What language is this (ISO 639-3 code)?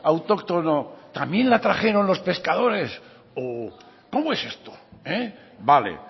spa